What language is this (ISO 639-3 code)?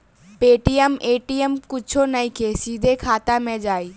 bho